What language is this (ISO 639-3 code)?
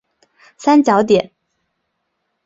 zho